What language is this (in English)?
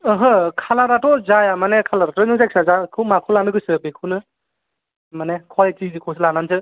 Bodo